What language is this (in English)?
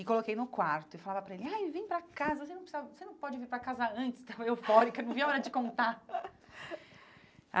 Portuguese